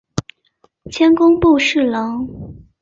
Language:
Chinese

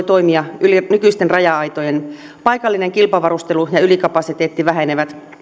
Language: Finnish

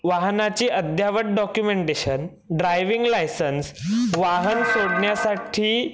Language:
Marathi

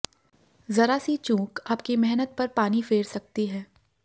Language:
Hindi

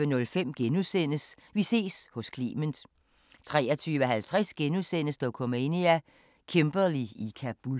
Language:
Danish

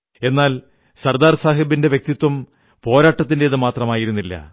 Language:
Malayalam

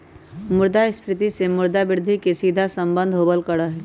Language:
Magahi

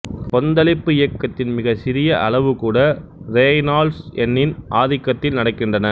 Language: Tamil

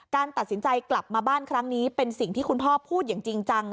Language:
Thai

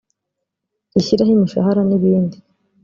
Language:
Kinyarwanda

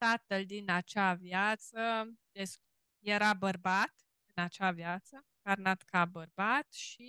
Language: Romanian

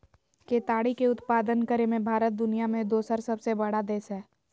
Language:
Magahi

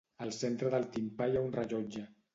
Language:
Catalan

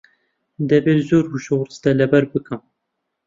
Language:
Central Kurdish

